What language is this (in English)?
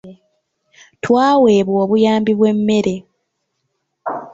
Ganda